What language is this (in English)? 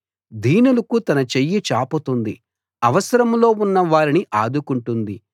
Telugu